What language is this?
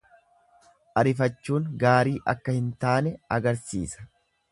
Oromo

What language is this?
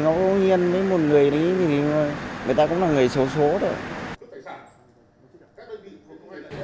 Vietnamese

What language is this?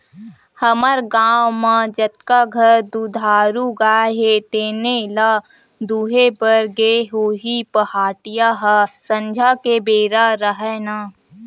Chhattisgarhi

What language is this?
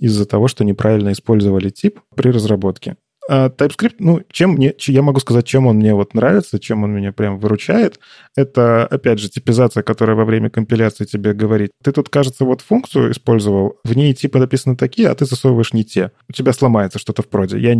Russian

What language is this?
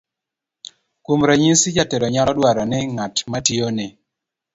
Luo (Kenya and Tanzania)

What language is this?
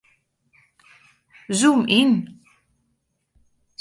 Western Frisian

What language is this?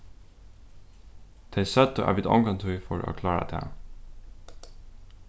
Faroese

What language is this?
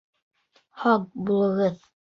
Bashkir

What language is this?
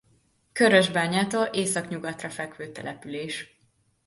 Hungarian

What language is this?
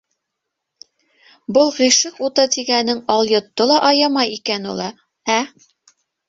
Bashkir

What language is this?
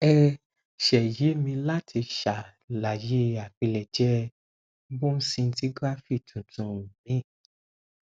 Yoruba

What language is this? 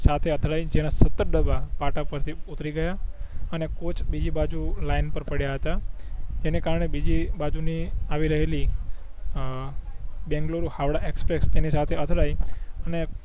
Gujarati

